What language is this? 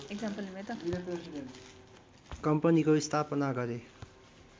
Nepali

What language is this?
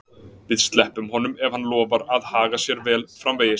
Icelandic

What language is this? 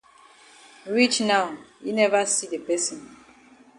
Cameroon Pidgin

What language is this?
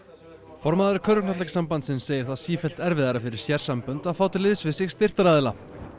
Icelandic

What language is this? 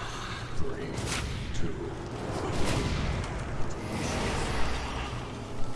Korean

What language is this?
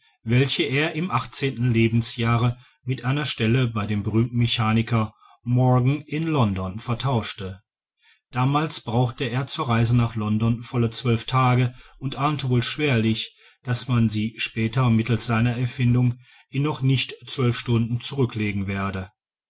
German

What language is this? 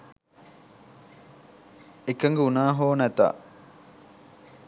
Sinhala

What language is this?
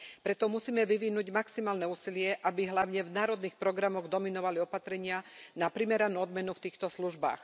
Slovak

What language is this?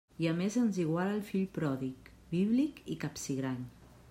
Catalan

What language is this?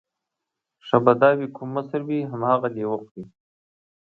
Pashto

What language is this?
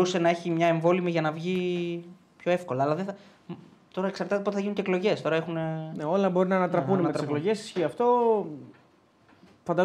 Greek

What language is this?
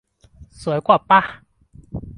Thai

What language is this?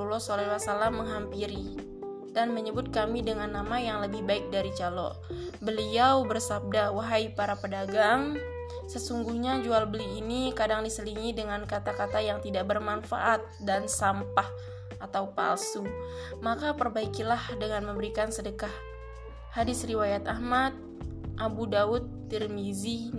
Indonesian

